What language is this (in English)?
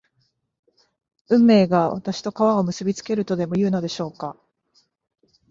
Japanese